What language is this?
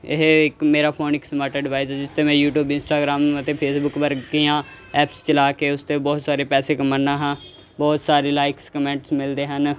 Punjabi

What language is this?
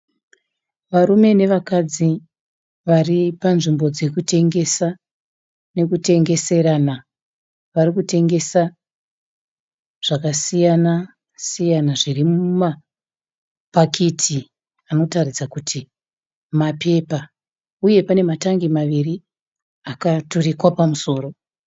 Shona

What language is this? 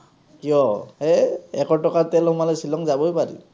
Assamese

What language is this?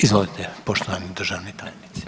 Croatian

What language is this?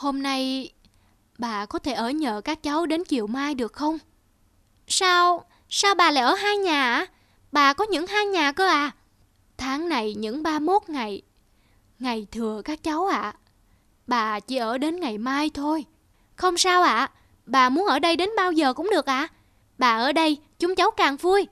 Vietnamese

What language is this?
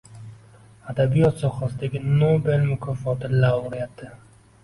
Uzbek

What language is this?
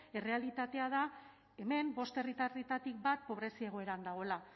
Basque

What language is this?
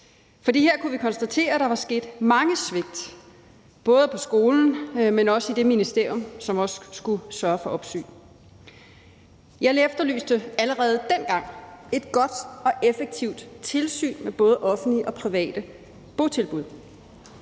Danish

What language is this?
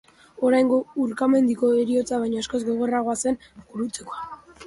Basque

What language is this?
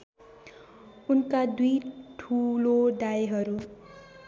Nepali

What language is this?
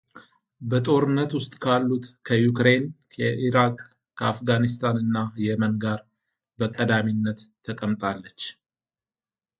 Amharic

